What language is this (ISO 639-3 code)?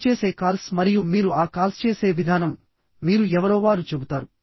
tel